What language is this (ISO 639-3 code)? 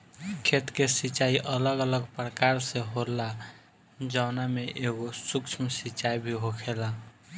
bho